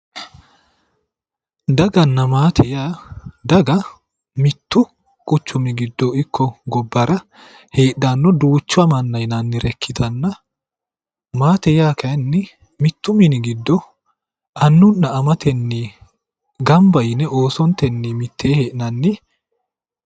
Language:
Sidamo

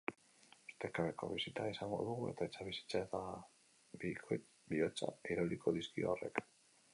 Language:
Basque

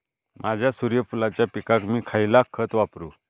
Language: Marathi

